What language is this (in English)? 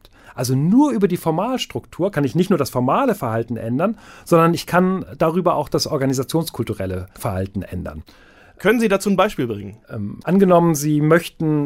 German